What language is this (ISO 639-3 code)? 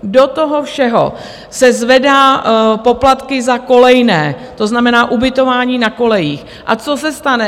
ces